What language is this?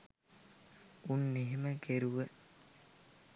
Sinhala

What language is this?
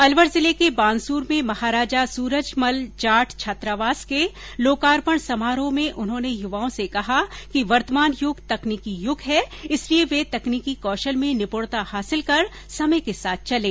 Hindi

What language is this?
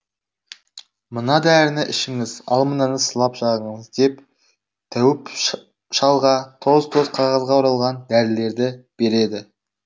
Kazakh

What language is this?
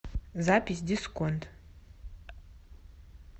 Russian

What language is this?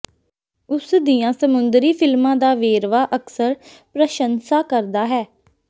Punjabi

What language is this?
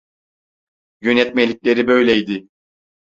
Turkish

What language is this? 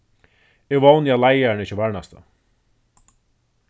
Faroese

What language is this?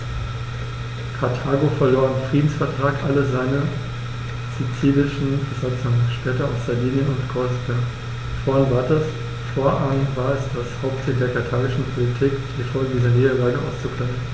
German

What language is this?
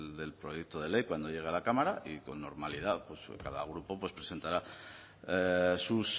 Spanish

